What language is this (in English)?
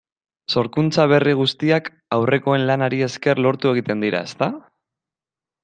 Basque